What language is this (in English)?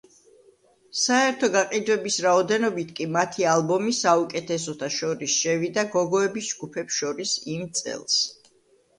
Georgian